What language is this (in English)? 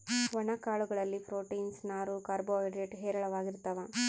Kannada